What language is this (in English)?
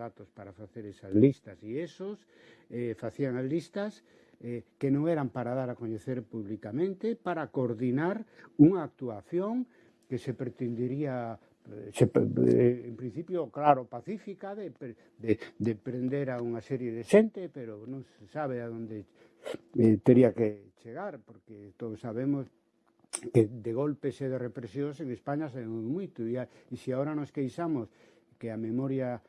Spanish